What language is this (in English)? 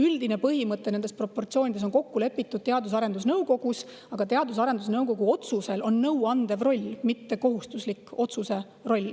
Estonian